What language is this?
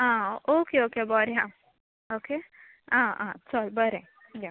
Konkani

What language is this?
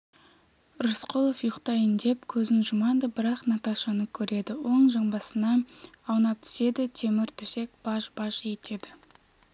Kazakh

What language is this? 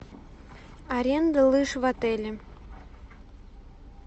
Russian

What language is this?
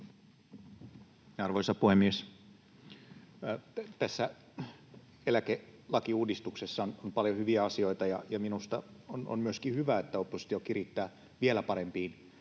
Finnish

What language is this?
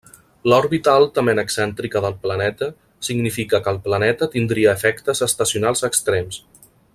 Catalan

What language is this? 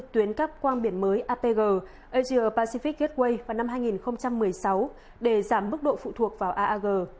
Vietnamese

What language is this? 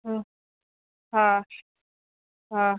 Sindhi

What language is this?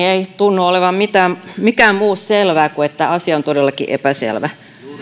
Finnish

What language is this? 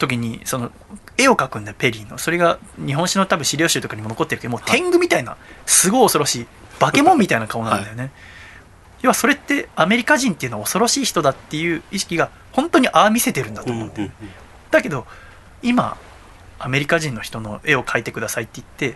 Japanese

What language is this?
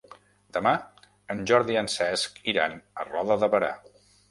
Catalan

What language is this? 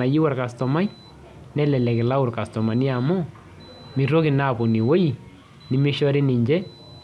Masai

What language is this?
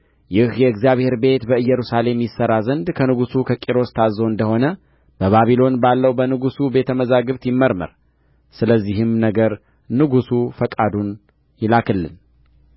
Amharic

